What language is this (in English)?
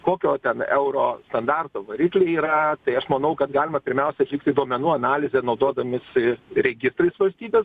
Lithuanian